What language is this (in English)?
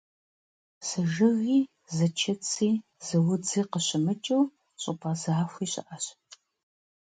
Kabardian